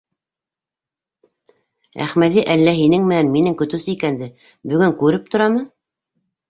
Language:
Bashkir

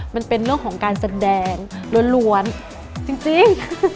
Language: Thai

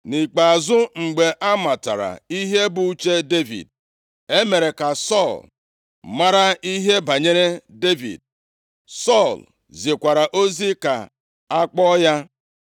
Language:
Igbo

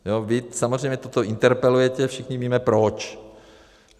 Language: Czech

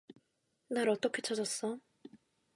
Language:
Korean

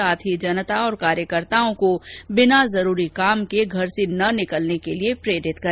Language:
Hindi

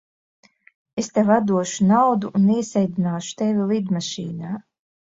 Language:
Latvian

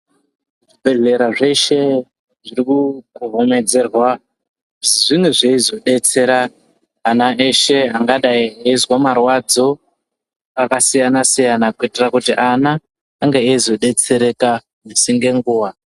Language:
Ndau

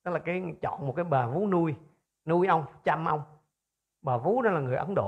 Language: Vietnamese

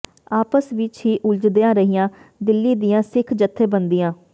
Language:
Punjabi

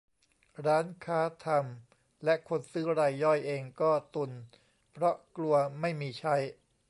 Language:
Thai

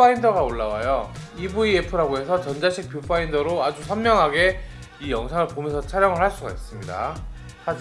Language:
Korean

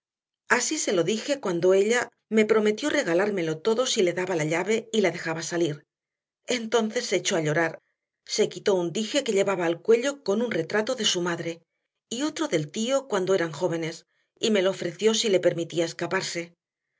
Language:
Spanish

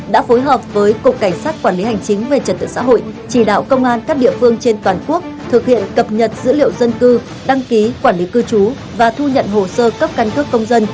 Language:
Vietnamese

